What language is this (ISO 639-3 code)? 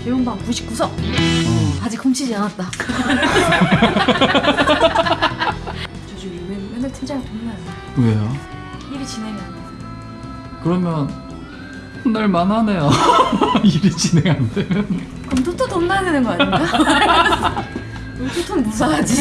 kor